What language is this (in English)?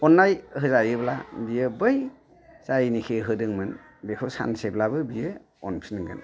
Bodo